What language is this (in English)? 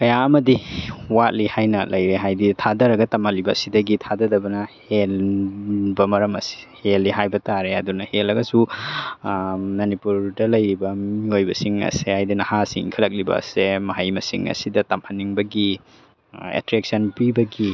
Manipuri